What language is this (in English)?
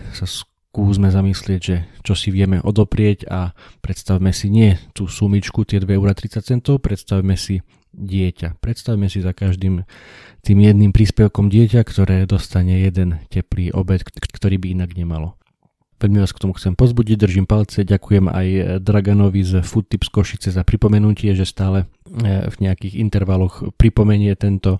Slovak